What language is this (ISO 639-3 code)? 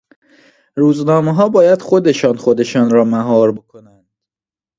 fas